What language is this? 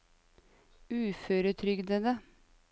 Norwegian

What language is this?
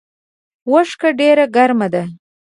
Pashto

